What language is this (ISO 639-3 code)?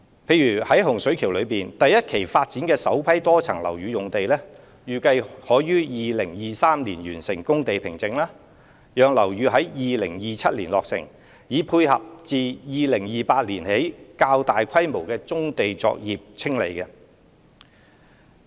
yue